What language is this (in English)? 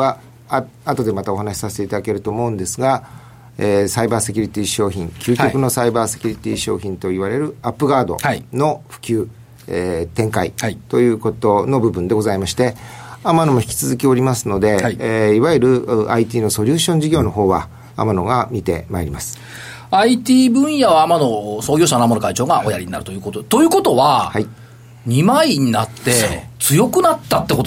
Japanese